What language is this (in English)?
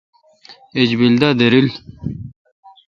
Kalkoti